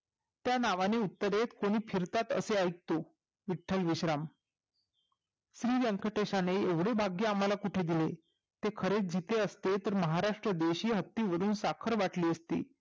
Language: Marathi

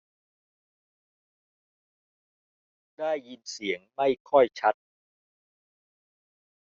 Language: Thai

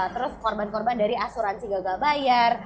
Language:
Indonesian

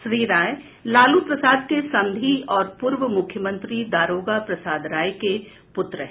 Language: Hindi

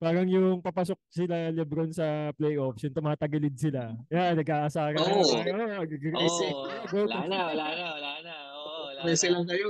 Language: Filipino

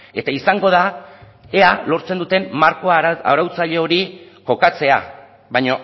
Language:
Basque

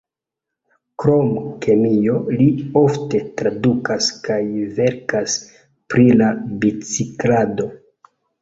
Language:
Esperanto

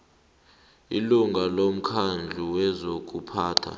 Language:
South Ndebele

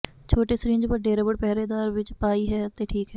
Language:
Punjabi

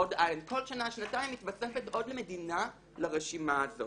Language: Hebrew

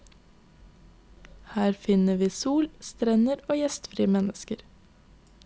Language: Norwegian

